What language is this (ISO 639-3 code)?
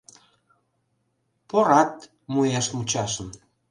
chm